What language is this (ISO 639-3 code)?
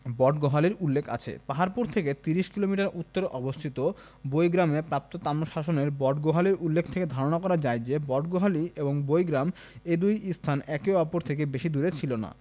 ben